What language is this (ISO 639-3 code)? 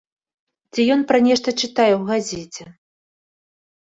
bel